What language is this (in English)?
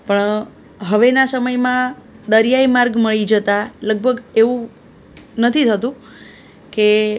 Gujarati